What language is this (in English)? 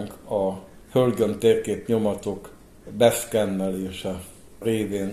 Hungarian